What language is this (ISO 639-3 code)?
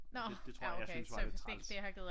dan